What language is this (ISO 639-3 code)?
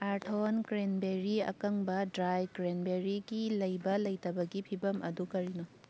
mni